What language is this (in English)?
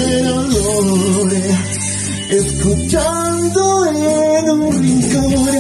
Arabic